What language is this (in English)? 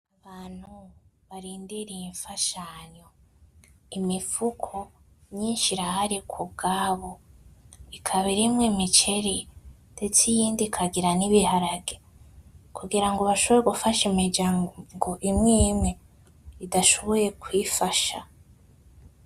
Rundi